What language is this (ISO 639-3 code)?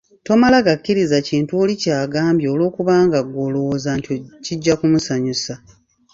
lug